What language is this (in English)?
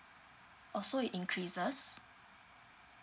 English